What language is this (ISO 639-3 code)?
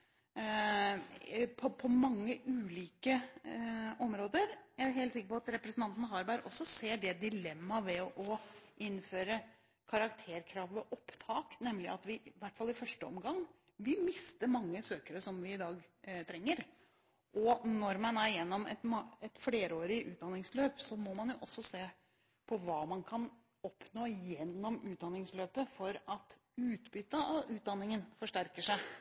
nob